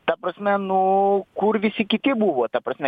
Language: Lithuanian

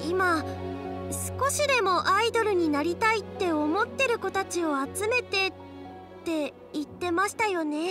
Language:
Japanese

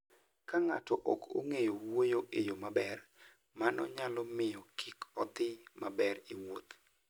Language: Luo (Kenya and Tanzania)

